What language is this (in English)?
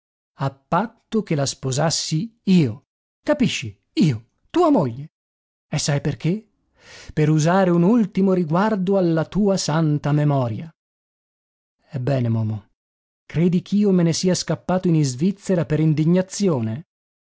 Italian